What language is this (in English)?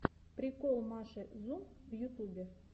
Russian